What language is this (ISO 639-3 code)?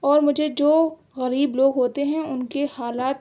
urd